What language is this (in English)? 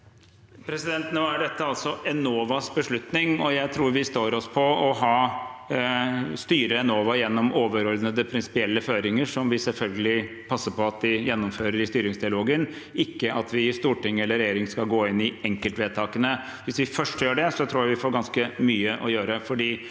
Norwegian